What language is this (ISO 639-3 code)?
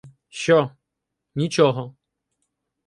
ukr